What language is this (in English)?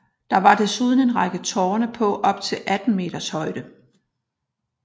Danish